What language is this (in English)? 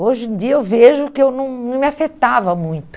Portuguese